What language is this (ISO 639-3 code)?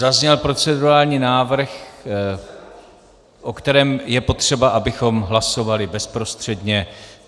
ces